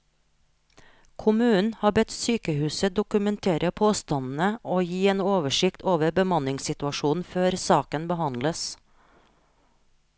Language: Norwegian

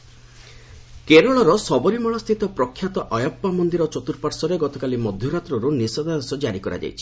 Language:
Odia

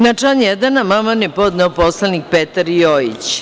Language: Serbian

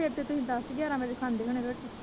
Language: Punjabi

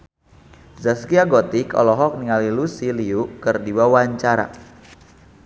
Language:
Sundanese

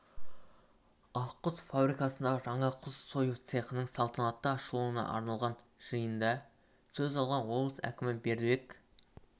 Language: Kazakh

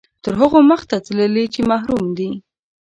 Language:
Pashto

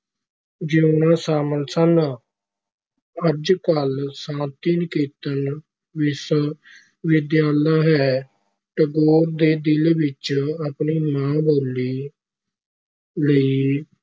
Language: Punjabi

